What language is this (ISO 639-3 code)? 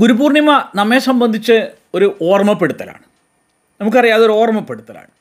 mal